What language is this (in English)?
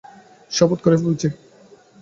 Bangla